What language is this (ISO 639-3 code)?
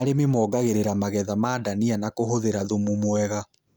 kik